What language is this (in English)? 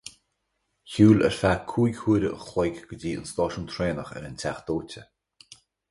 Irish